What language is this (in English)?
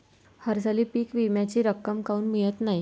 Marathi